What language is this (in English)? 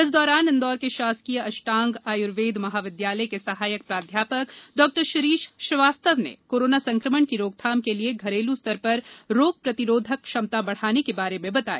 Hindi